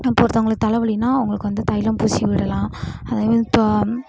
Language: Tamil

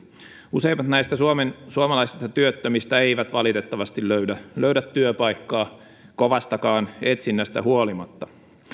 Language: Finnish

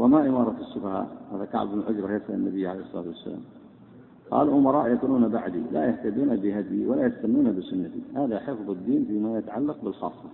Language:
Arabic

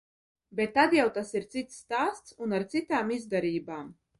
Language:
Latvian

